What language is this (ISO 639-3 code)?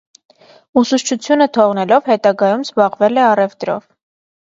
hye